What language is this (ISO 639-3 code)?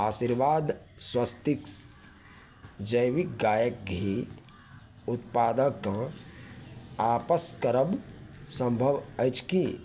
mai